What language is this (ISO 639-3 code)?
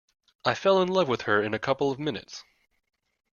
eng